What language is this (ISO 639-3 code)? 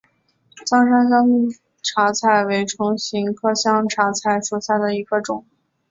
zho